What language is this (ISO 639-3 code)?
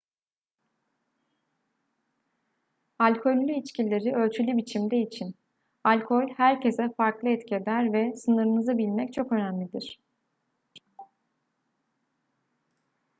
tur